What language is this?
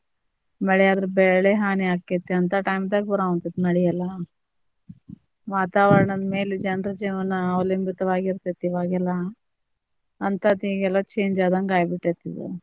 Kannada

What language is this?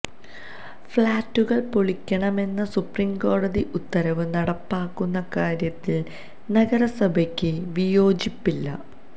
Malayalam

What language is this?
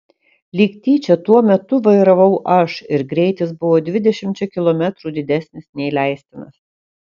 Lithuanian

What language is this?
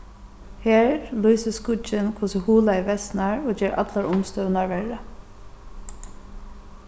Faroese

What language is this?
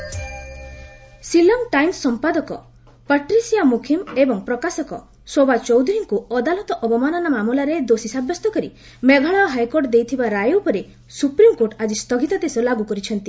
Odia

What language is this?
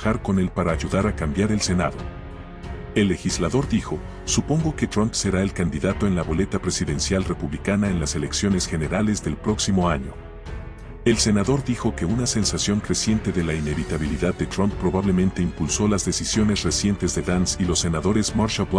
Spanish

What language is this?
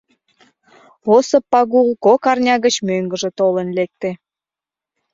Mari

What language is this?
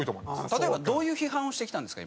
Japanese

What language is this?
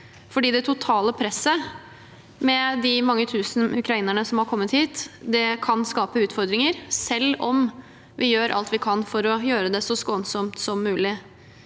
Norwegian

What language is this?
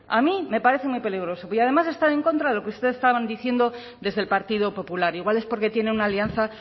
Spanish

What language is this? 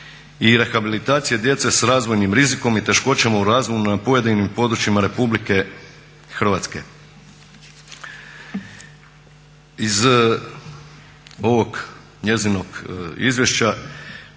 Croatian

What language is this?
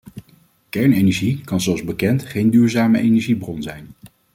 Dutch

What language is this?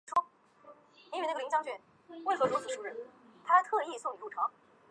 Chinese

